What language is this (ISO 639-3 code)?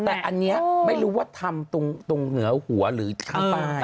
tha